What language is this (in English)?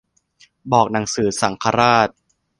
Thai